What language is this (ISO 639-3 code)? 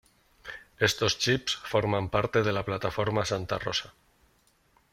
spa